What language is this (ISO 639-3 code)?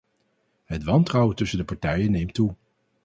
nld